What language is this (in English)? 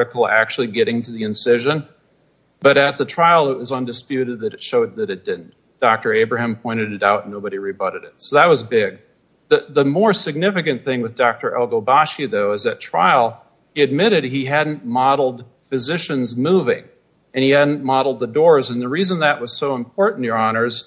English